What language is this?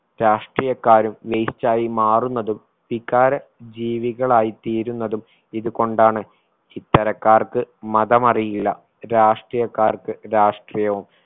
Malayalam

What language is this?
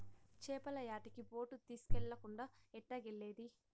Telugu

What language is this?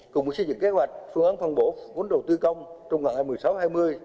Vietnamese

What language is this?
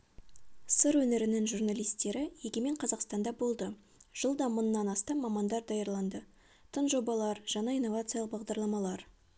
Kazakh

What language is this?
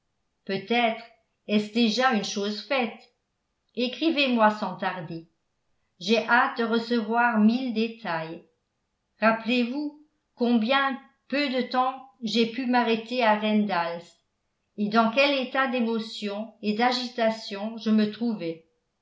French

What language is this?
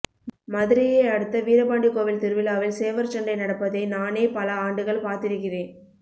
Tamil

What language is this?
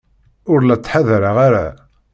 Kabyle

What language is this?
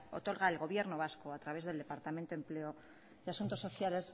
Spanish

